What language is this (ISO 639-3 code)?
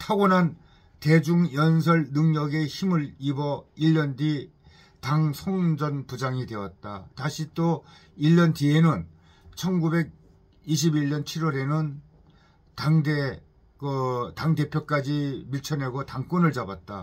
kor